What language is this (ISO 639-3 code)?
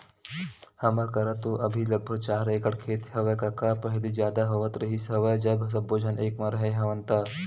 hne